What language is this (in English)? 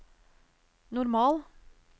Norwegian